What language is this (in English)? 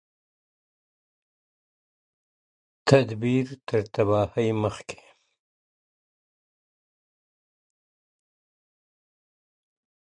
Pashto